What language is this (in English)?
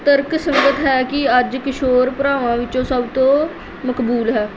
Punjabi